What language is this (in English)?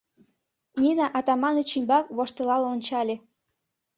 Mari